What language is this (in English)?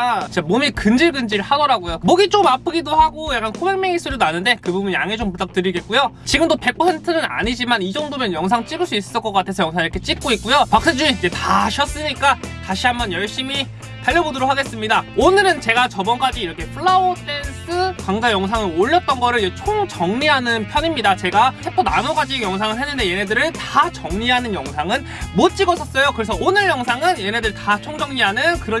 Korean